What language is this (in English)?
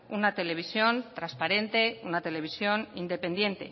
Spanish